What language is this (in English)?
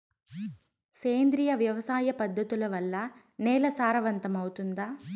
Telugu